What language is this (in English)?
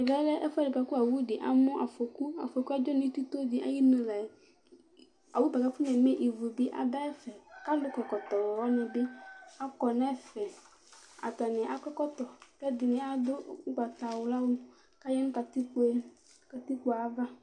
Ikposo